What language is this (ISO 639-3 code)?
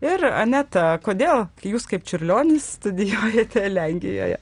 lit